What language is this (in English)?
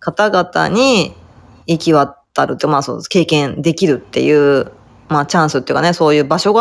Japanese